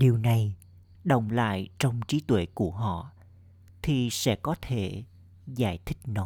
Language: Vietnamese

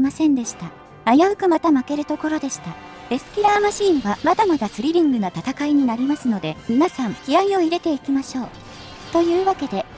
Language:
Japanese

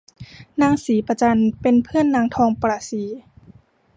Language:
Thai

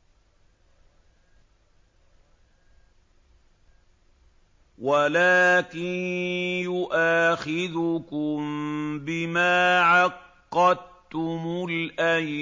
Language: Arabic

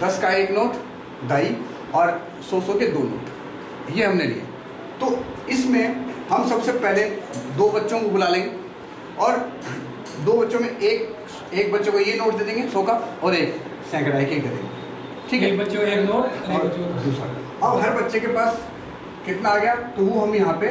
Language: Hindi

